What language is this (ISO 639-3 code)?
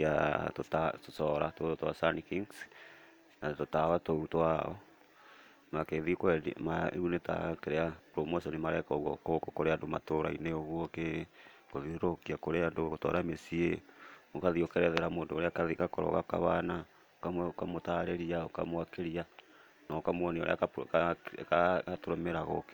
kik